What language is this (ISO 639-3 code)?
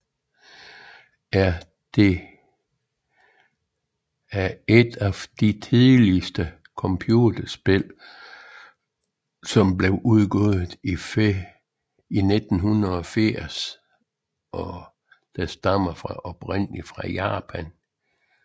dan